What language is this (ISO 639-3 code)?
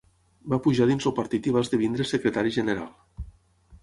cat